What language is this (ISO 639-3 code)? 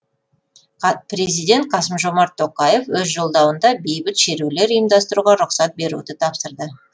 kaz